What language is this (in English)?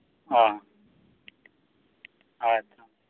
Santali